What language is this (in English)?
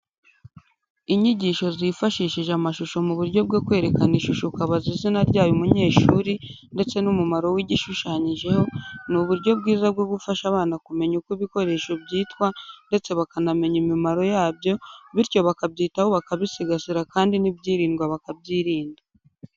Kinyarwanda